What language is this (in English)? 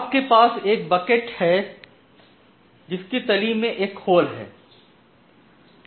Hindi